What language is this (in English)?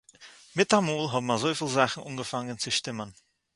Yiddish